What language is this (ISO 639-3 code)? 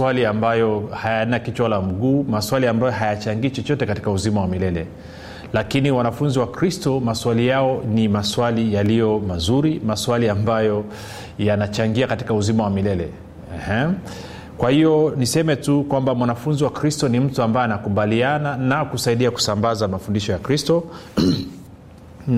swa